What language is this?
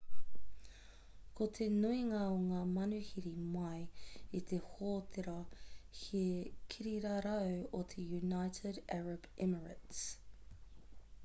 Māori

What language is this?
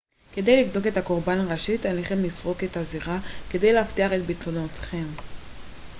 Hebrew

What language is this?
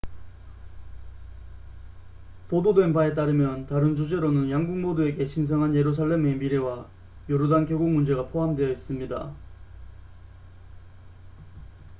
Korean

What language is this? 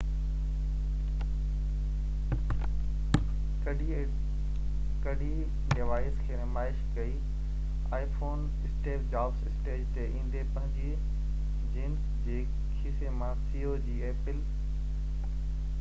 Sindhi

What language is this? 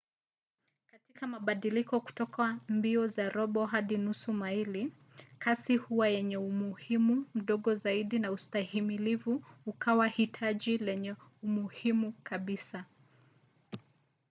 Swahili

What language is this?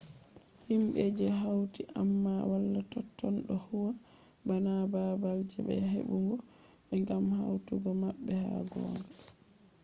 Fula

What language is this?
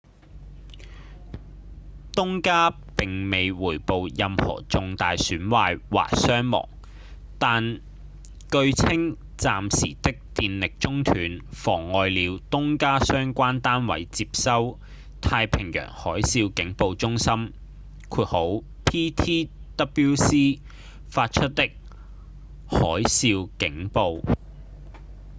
Cantonese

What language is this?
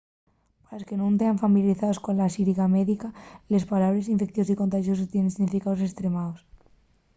Asturian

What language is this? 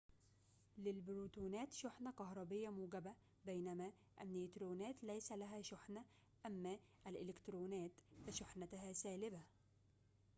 Arabic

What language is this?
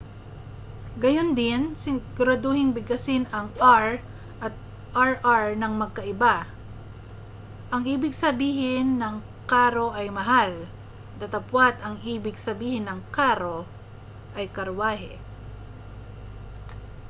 Filipino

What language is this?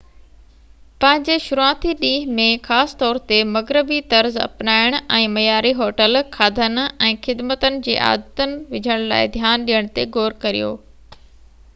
Sindhi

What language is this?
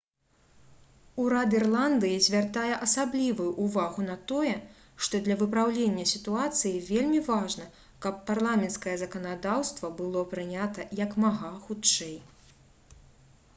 Belarusian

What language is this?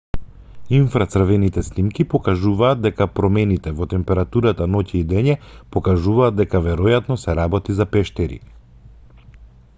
Macedonian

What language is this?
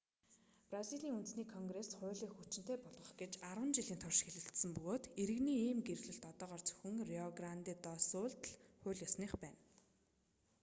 Mongolian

